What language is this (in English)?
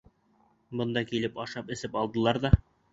Bashkir